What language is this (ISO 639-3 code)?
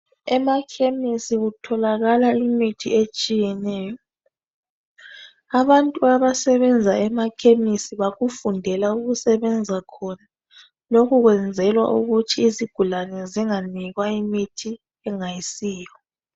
nde